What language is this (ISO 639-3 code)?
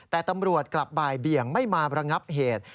tha